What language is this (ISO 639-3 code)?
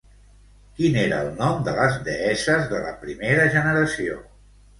cat